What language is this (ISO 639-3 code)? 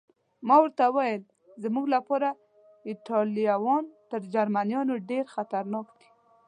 pus